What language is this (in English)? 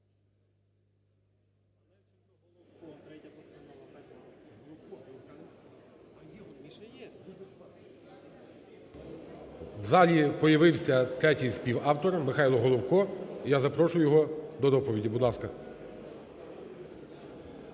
Ukrainian